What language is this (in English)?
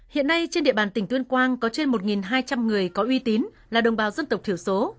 Vietnamese